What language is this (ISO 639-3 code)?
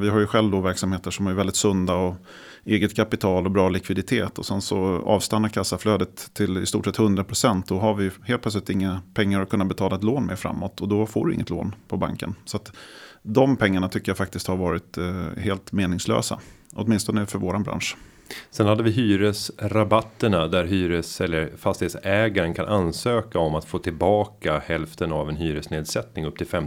swe